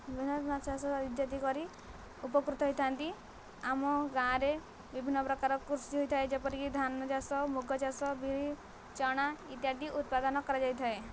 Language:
Odia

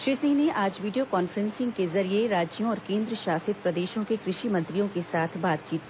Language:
Hindi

